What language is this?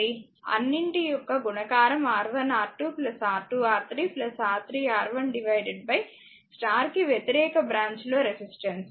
Telugu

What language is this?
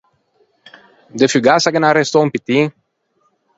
Ligurian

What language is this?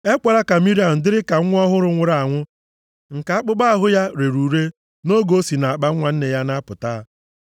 Igbo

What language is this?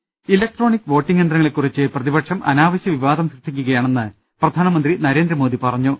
Malayalam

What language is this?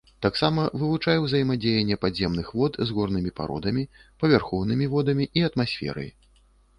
Belarusian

